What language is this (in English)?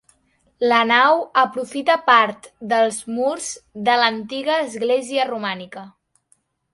Catalan